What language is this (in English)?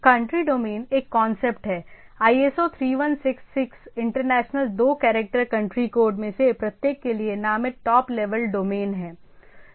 Hindi